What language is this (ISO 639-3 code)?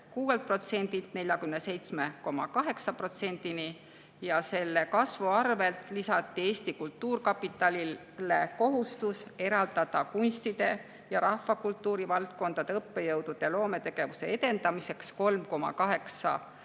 est